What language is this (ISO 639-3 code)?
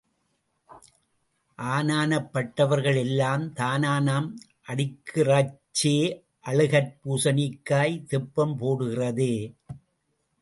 tam